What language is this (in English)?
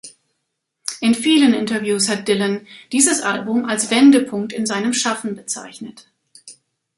German